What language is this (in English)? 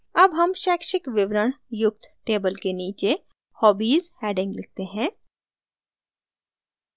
Hindi